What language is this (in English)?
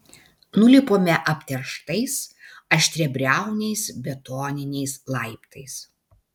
Lithuanian